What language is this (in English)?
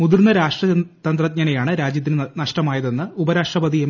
Malayalam